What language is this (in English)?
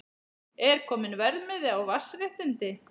Icelandic